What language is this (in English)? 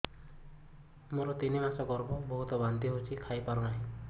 Odia